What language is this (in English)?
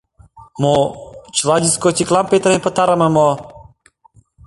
Mari